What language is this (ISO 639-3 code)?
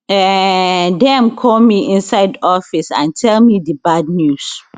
pcm